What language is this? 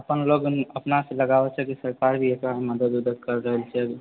Maithili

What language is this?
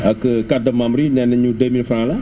Wolof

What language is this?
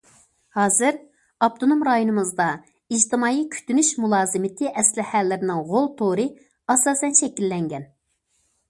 Uyghur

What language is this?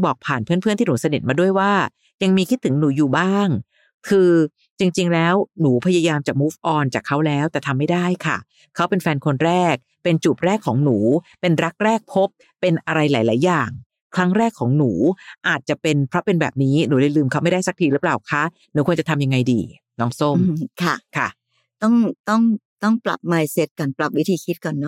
Thai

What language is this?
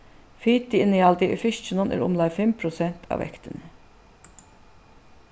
Faroese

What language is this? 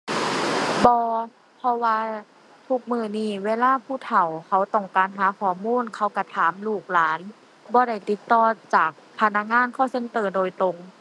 Thai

